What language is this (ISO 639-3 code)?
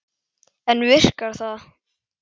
isl